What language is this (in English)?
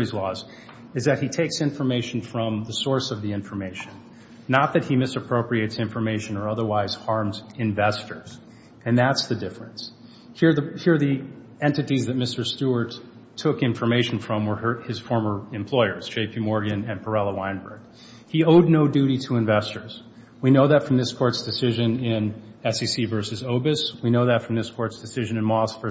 English